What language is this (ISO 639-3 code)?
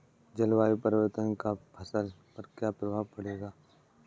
hin